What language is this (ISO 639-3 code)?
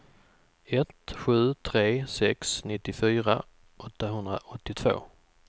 swe